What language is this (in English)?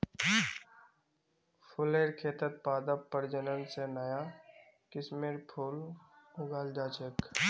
Magahi